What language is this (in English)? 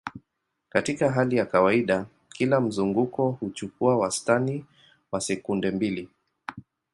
Swahili